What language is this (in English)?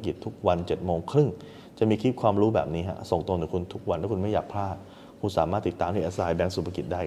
Thai